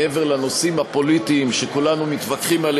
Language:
Hebrew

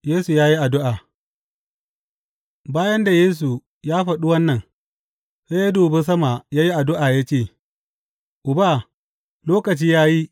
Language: Hausa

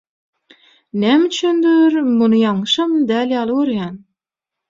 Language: Turkmen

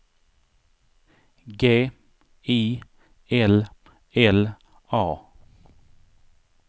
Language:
Swedish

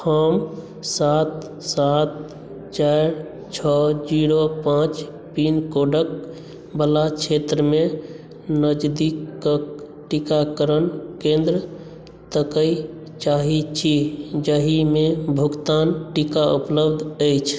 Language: Maithili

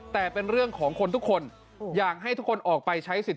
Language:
Thai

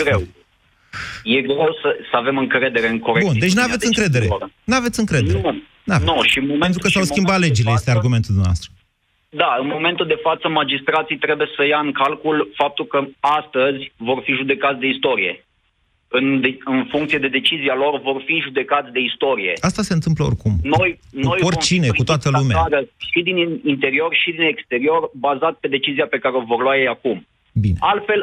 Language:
Romanian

